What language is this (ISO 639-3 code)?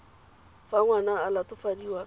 tsn